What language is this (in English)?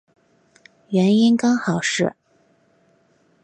Chinese